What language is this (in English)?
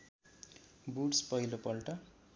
Nepali